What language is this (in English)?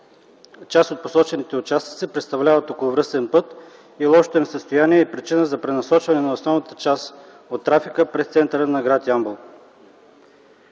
Bulgarian